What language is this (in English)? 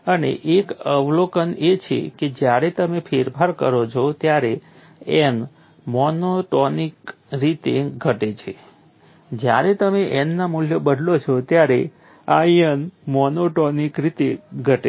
Gujarati